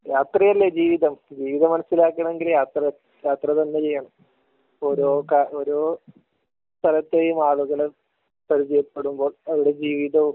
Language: Malayalam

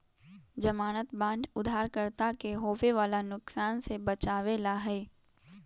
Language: Magahi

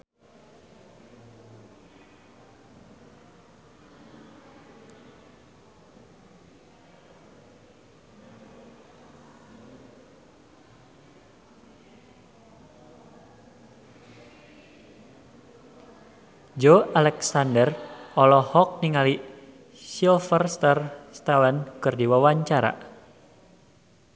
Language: Sundanese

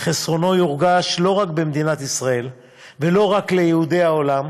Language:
Hebrew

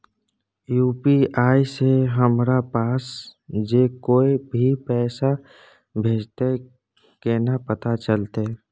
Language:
Maithili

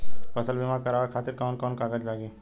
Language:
Bhojpuri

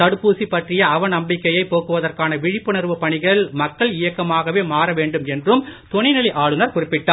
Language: Tamil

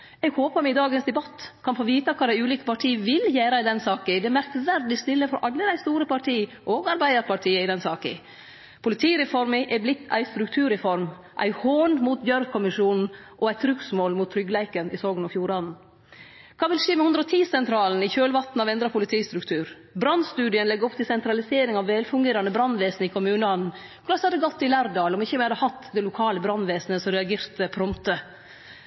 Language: Norwegian Nynorsk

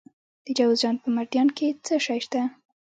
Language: Pashto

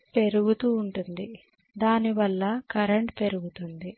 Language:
Telugu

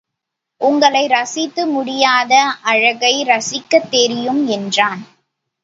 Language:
Tamil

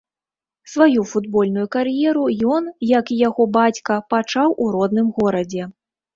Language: Belarusian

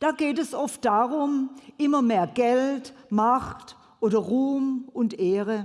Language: German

